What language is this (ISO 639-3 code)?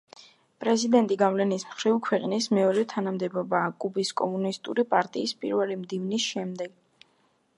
kat